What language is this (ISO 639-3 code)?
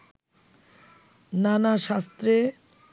ben